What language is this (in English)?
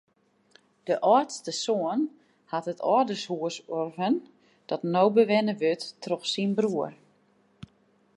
Western Frisian